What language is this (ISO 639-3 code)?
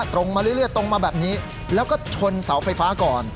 tha